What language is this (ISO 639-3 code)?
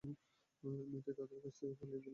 ben